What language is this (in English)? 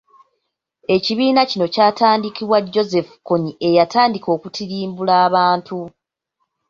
Ganda